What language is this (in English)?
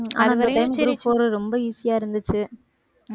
Tamil